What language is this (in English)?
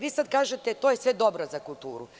Serbian